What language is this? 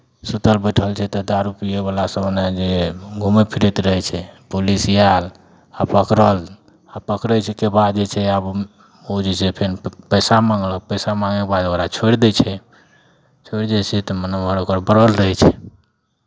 Maithili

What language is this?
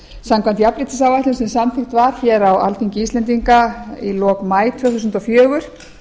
Icelandic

